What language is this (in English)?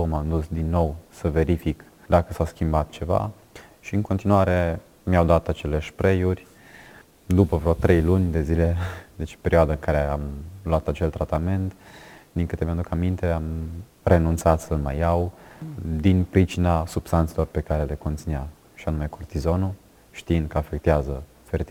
Romanian